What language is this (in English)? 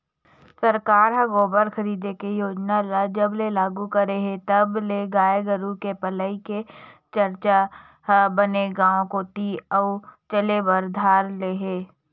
Chhattisgarhi